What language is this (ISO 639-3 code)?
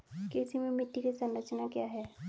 hin